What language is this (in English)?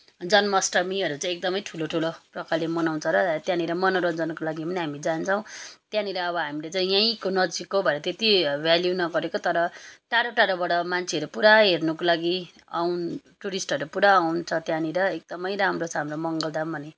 Nepali